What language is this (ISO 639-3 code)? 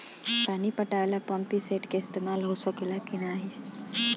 bho